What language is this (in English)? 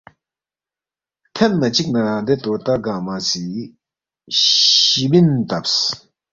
Balti